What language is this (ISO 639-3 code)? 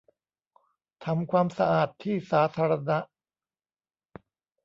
tha